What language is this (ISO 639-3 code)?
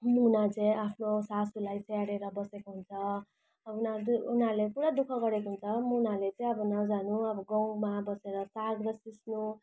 nep